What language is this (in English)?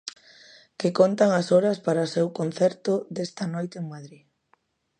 Galician